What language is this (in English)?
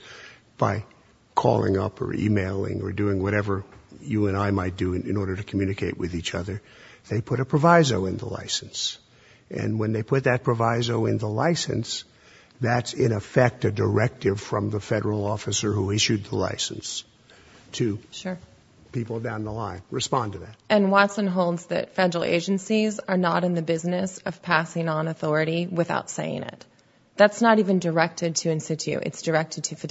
English